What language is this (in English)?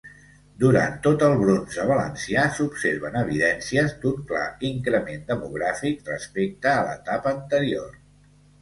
Catalan